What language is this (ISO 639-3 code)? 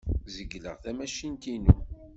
kab